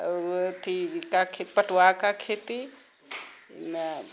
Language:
Maithili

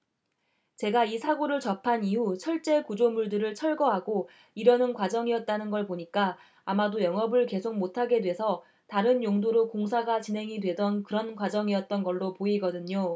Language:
Korean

